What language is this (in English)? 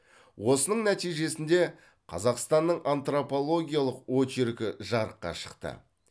Kazakh